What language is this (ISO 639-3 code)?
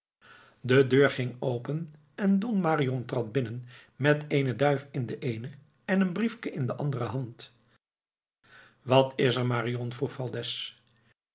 nld